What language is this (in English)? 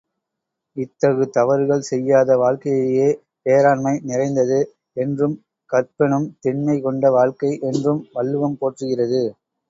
Tamil